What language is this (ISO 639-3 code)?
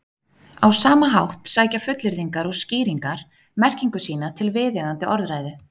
isl